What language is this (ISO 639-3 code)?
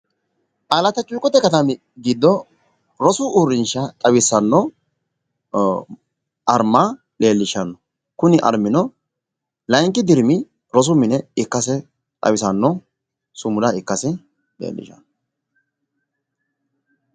sid